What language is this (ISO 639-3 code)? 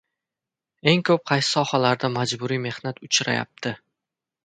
uzb